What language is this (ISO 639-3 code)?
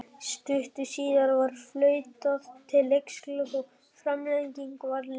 isl